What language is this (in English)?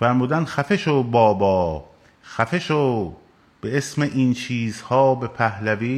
Persian